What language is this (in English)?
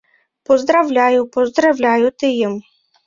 Mari